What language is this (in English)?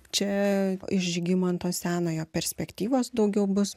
Lithuanian